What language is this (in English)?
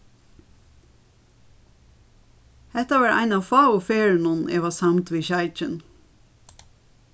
Faroese